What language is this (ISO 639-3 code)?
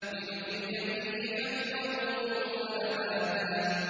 ara